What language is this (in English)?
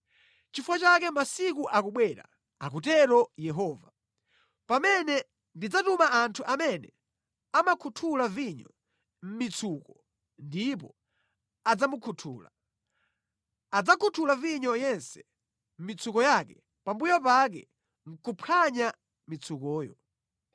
Nyanja